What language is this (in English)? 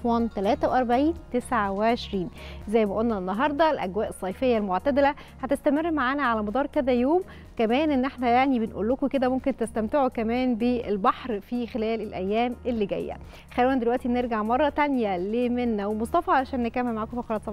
Arabic